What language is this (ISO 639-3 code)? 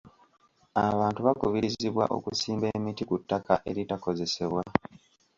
lug